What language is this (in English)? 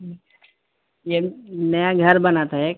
Urdu